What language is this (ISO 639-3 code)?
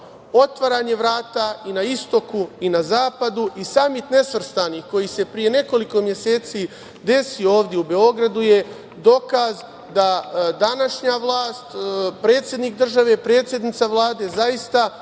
srp